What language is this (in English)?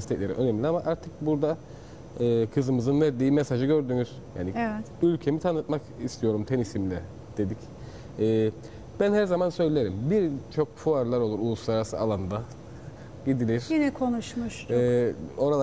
Turkish